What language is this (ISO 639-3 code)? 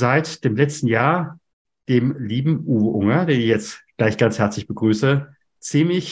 deu